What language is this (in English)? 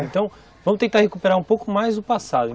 Portuguese